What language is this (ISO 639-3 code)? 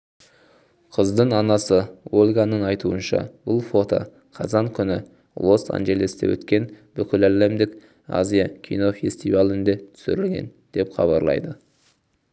kaz